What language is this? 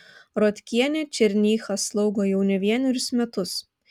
Lithuanian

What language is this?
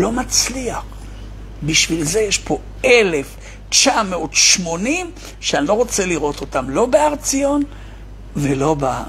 Hebrew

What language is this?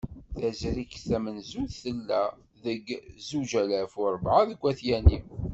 Kabyle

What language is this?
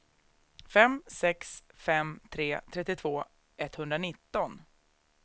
Swedish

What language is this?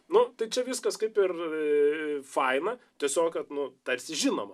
Lithuanian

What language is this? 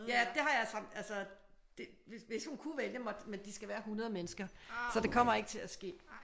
Danish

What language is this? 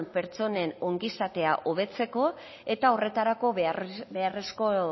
Basque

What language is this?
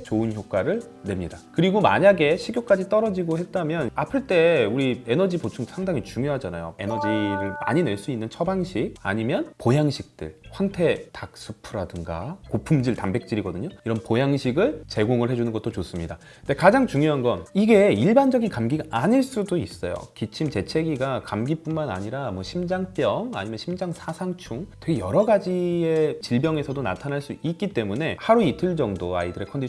Korean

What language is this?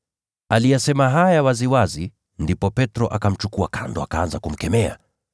Swahili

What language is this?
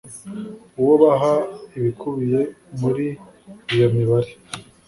Kinyarwanda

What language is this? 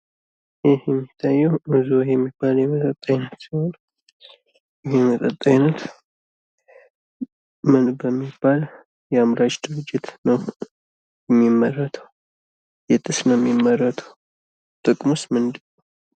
Amharic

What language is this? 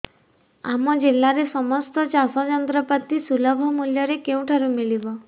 Odia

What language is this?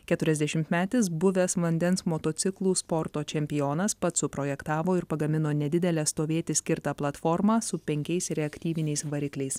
Lithuanian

